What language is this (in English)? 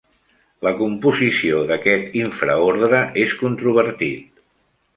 Catalan